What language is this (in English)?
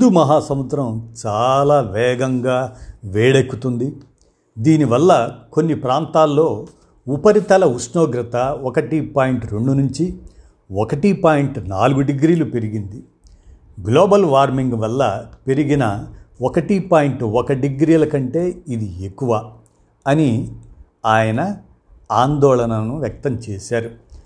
Telugu